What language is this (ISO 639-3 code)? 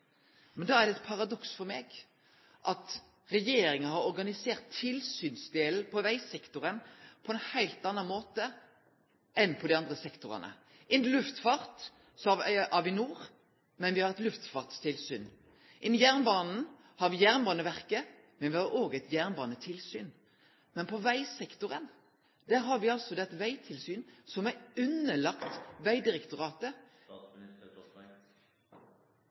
nno